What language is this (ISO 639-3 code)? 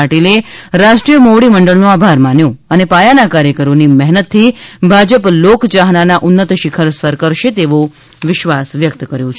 guj